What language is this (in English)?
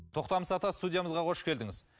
Kazakh